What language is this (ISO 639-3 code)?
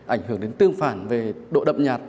vie